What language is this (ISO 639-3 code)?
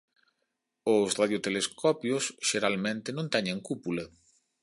glg